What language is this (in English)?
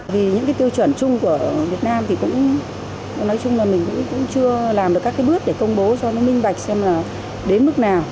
Vietnamese